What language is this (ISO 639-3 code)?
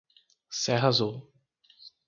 por